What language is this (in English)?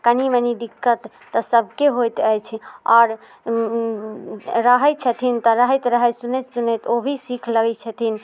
Maithili